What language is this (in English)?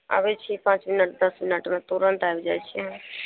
Maithili